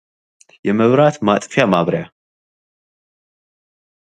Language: Amharic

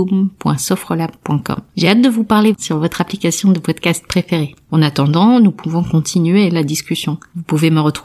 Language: French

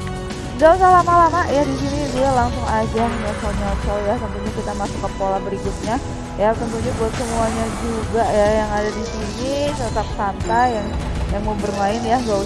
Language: Indonesian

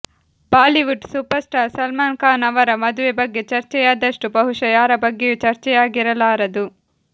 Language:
Kannada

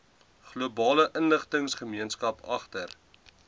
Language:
Afrikaans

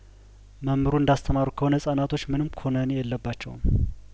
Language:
Amharic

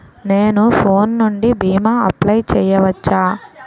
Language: Telugu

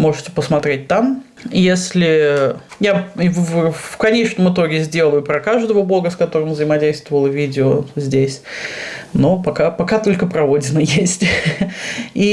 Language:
Russian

